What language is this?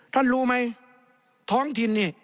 Thai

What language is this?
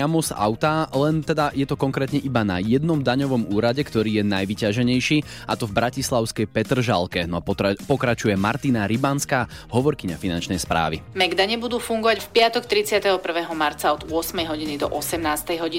Slovak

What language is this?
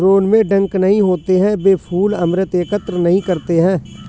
Hindi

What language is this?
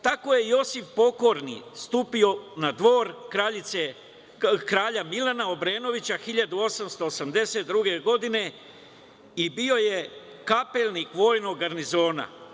Serbian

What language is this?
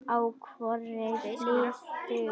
Icelandic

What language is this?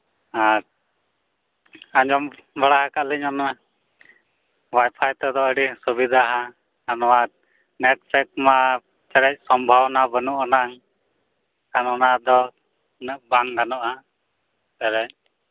Santali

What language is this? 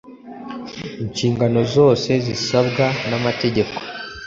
Kinyarwanda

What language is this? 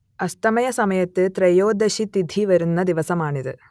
Malayalam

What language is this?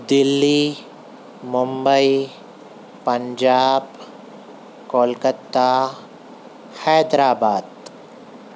Urdu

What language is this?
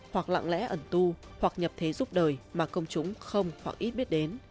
Vietnamese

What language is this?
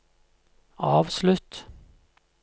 Norwegian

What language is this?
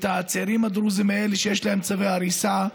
Hebrew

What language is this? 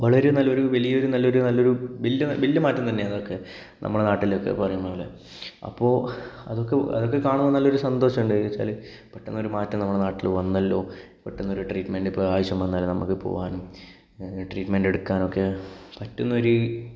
Malayalam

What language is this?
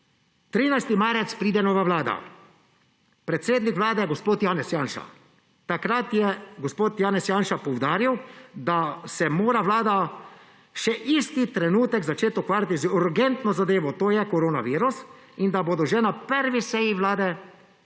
Slovenian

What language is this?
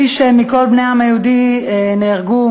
Hebrew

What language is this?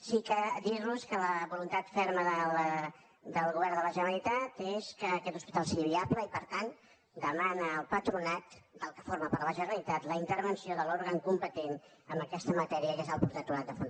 Catalan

